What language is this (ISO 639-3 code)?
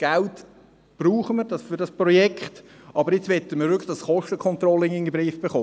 gsw